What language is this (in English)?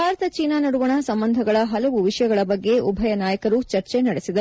Kannada